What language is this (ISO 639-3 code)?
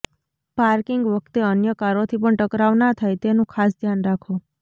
guj